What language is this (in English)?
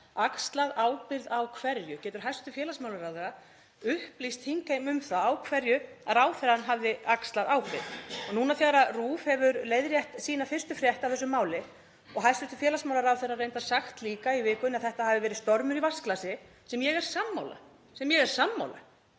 Icelandic